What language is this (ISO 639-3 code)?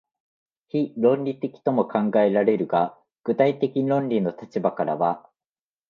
jpn